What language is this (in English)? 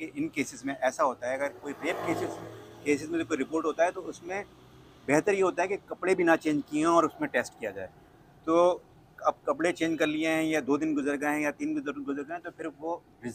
Hindi